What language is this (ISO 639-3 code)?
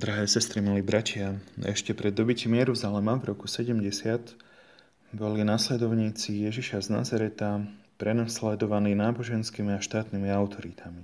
slk